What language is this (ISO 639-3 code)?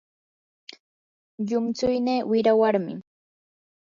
qur